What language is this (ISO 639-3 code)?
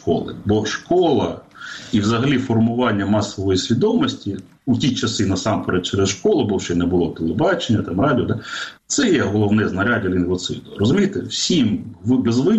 ukr